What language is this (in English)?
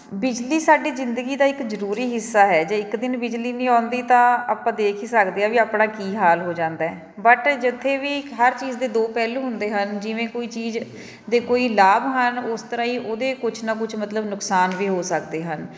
Punjabi